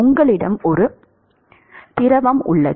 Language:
Tamil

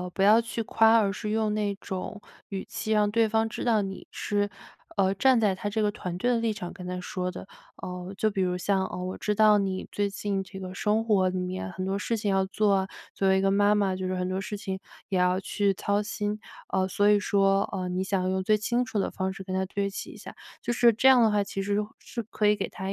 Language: Chinese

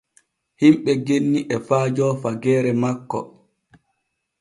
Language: Borgu Fulfulde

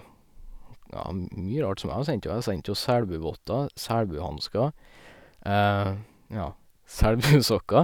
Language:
Norwegian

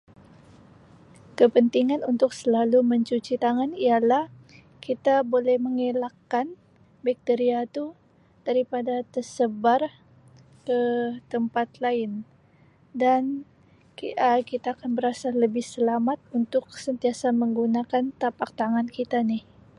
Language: Sabah Malay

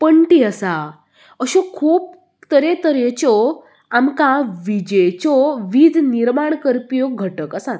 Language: Konkani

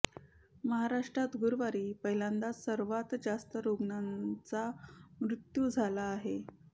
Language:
Marathi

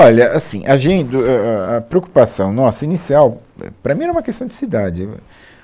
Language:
Portuguese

